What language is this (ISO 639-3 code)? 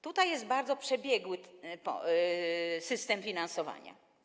pol